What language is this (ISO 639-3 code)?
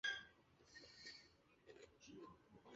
zho